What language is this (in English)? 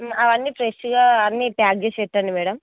Telugu